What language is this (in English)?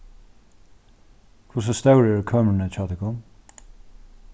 Faroese